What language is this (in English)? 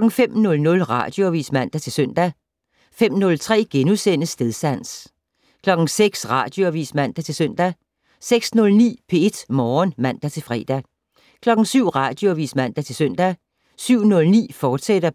Danish